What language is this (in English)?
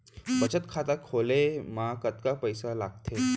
Chhattisgarhi